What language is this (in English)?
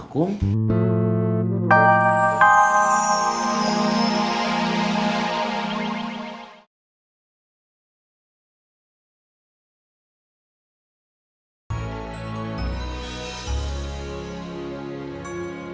Indonesian